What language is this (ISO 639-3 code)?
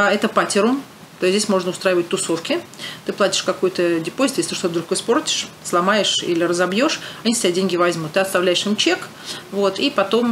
rus